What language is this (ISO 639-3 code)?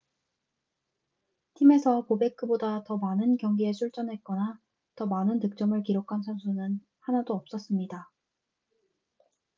kor